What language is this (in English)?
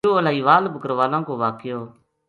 Gujari